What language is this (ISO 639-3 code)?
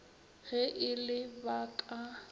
nso